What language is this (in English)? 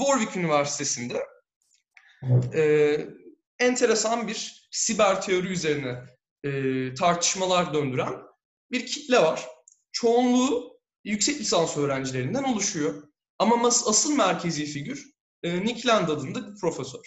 Turkish